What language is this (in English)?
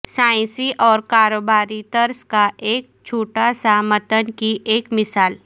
Urdu